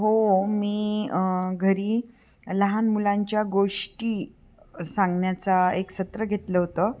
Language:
Marathi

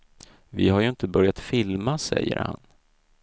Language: Swedish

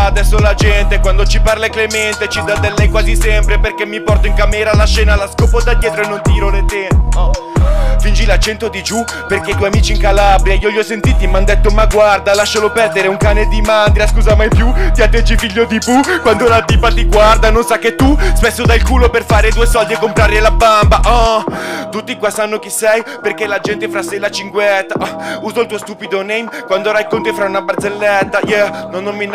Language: Italian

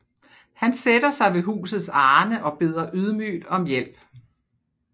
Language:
Danish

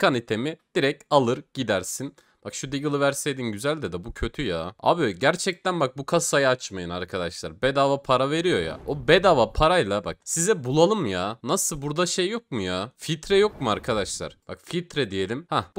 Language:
Turkish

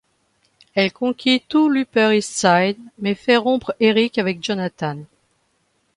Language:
French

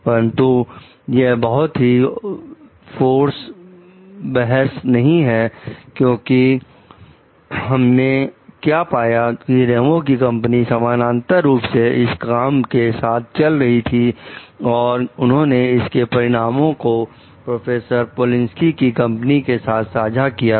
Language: Hindi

